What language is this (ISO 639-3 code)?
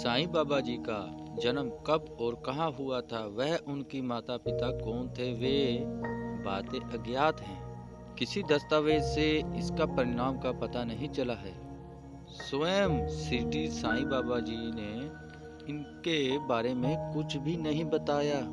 hin